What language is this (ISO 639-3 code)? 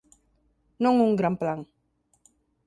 glg